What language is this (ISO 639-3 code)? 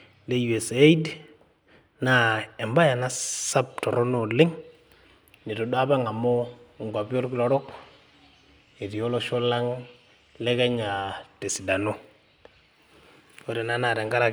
mas